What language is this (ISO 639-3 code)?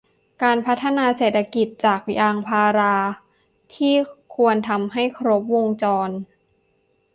tha